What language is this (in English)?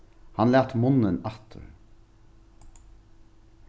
Faroese